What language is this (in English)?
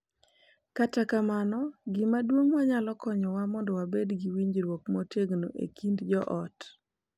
Luo (Kenya and Tanzania)